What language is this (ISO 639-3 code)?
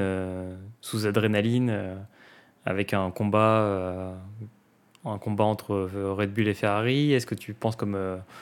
fra